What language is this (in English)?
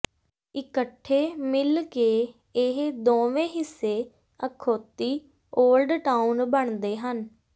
Punjabi